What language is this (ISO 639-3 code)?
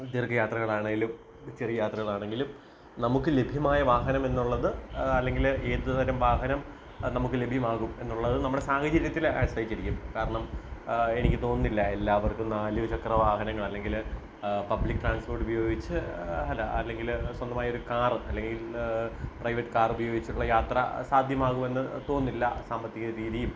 mal